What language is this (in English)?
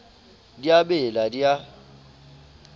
Southern Sotho